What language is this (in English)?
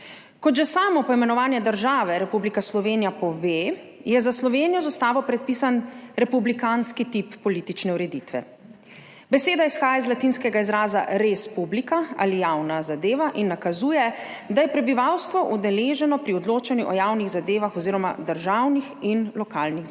Slovenian